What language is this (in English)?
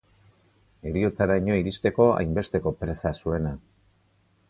Basque